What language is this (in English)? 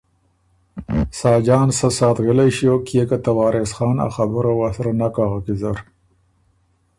Ormuri